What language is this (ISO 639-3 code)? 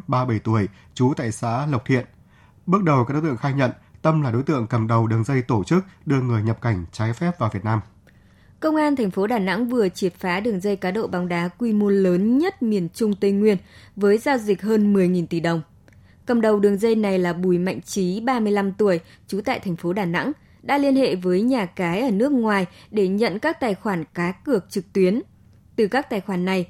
vie